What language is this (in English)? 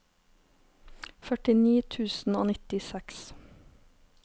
Norwegian